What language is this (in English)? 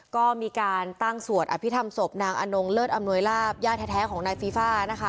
Thai